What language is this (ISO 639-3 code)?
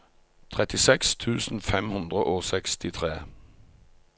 nor